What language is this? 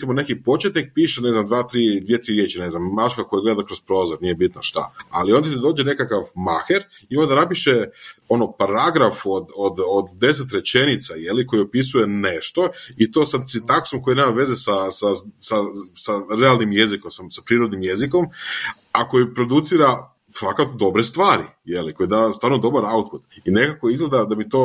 Croatian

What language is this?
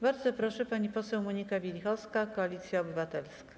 Polish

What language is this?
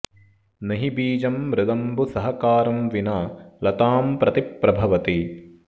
Sanskrit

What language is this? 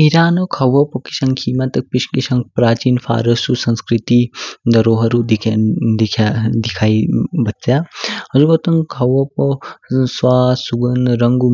Kinnauri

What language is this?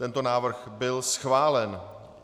Czech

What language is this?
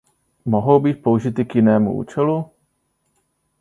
Czech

